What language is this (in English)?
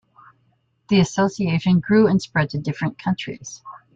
English